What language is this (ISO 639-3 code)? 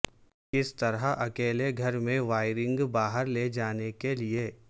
urd